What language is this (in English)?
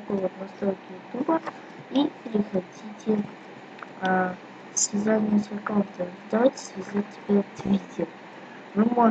Russian